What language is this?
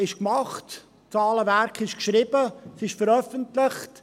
Swiss German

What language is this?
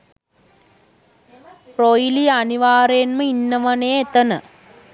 Sinhala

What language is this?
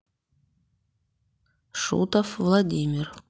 Russian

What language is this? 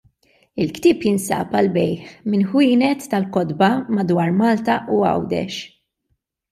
Maltese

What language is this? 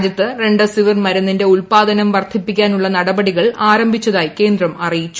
Malayalam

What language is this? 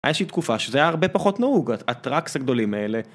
Hebrew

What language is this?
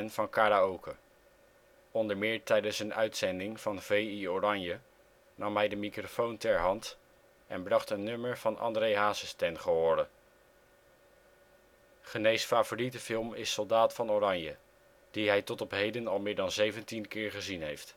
Dutch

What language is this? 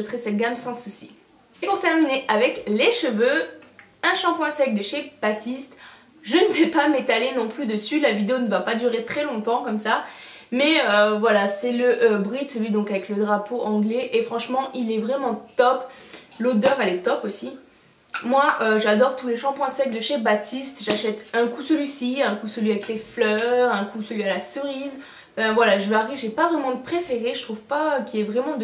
French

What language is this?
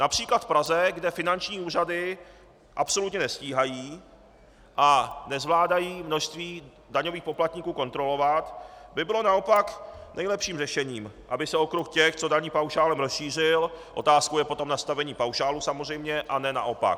Czech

